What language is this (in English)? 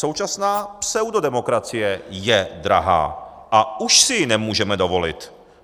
Czech